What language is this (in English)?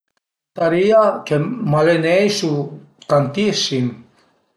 Piedmontese